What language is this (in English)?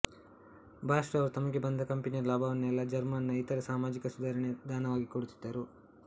Kannada